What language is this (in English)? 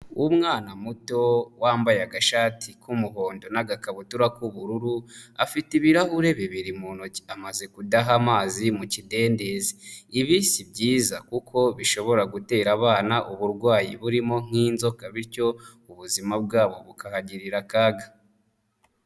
Kinyarwanda